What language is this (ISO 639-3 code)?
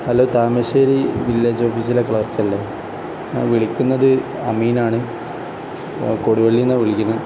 mal